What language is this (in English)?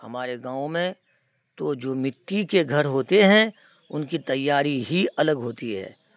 Urdu